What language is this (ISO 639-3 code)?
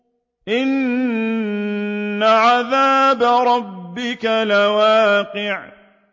ara